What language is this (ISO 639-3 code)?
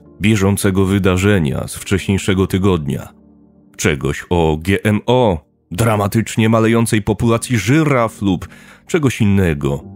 pol